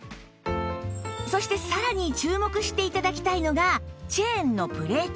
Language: Japanese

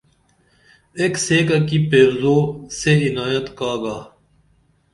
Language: Dameli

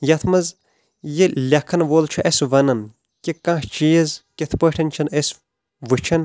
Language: Kashmiri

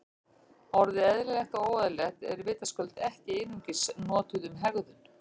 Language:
Icelandic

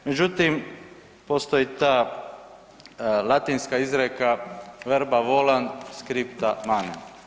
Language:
Croatian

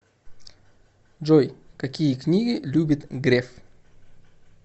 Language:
Russian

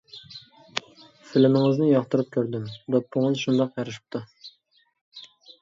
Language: Uyghur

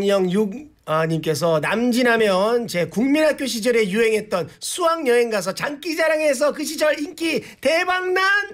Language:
Korean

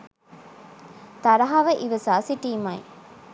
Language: Sinhala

